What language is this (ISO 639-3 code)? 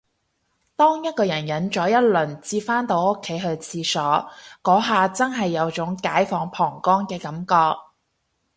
yue